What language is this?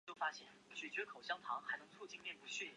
Chinese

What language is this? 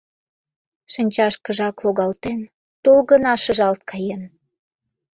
Mari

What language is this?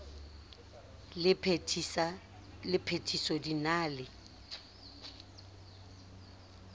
Southern Sotho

